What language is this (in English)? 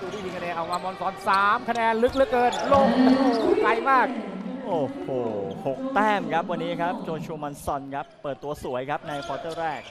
Thai